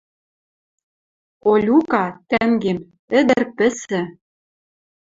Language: Western Mari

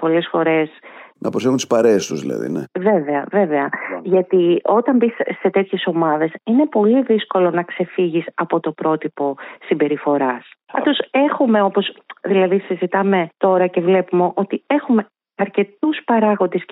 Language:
Greek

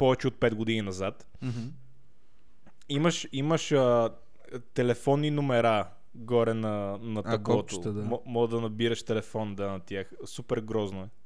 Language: Bulgarian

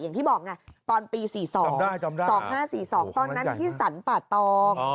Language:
Thai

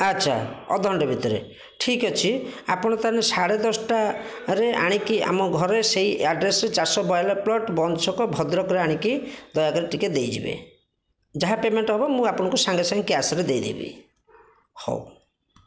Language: Odia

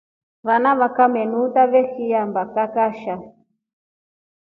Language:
Rombo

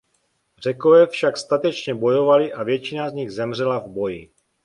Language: Czech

